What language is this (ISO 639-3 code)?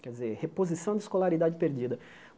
por